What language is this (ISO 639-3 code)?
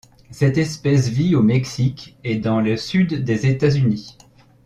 fra